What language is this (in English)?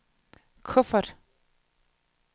Danish